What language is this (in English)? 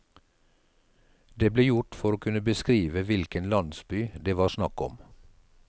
Norwegian